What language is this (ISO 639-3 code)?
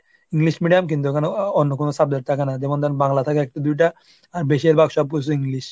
ben